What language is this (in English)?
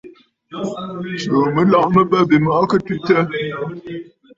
Bafut